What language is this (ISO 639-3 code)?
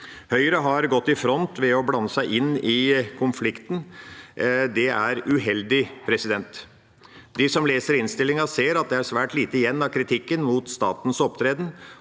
nor